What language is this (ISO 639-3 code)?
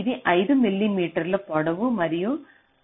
tel